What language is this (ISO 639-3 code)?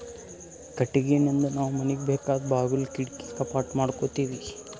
kan